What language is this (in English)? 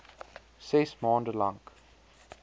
Afrikaans